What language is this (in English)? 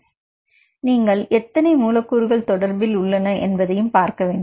Tamil